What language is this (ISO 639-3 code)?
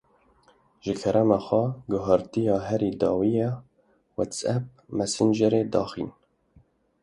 kur